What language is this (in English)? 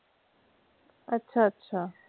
Punjabi